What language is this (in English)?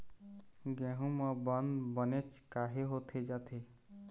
Chhattisgarhi